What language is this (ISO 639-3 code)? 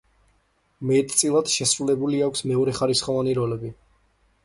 kat